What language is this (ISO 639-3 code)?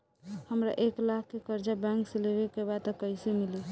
bho